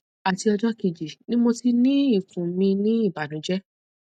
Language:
Yoruba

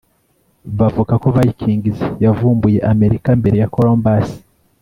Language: Kinyarwanda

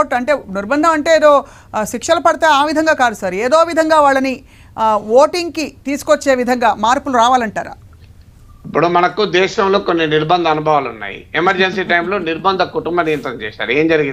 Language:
Telugu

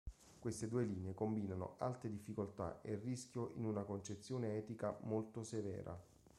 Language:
Italian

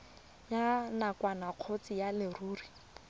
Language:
Tswana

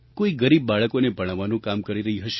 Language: Gujarati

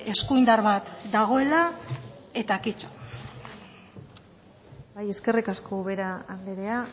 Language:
Basque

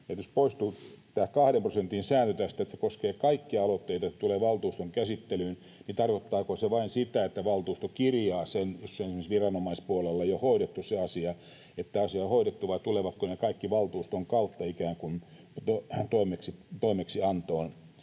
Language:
Finnish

